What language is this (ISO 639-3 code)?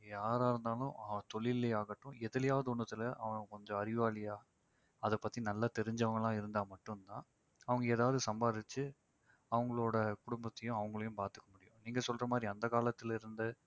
tam